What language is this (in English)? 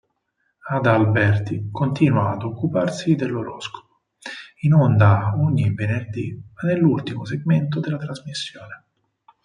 Italian